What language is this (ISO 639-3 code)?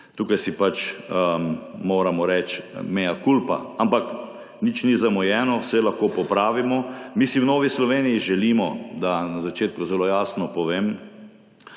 slv